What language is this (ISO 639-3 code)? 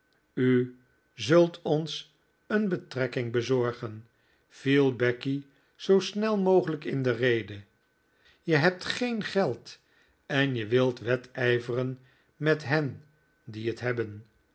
nld